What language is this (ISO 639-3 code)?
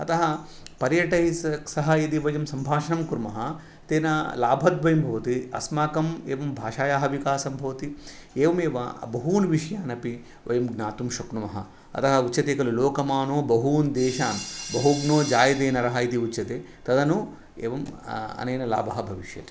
san